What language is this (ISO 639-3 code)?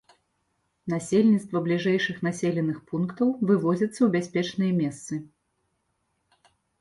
bel